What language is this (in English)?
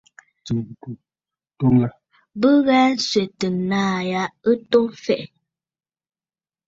Bafut